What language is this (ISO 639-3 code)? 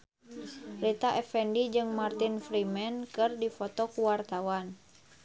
sun